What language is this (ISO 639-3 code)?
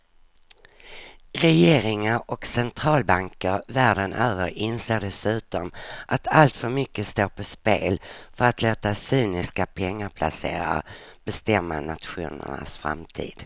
swe